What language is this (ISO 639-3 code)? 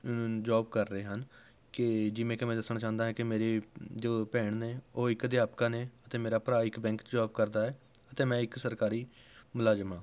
pan